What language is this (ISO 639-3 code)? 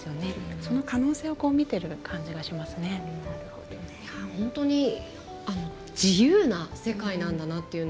jpn